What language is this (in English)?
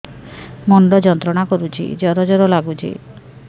Odia